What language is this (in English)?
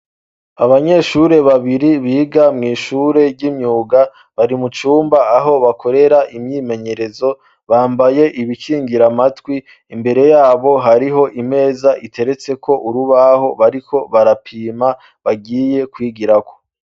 Rundi